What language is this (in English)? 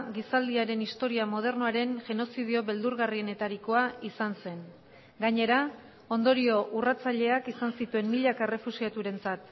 Basque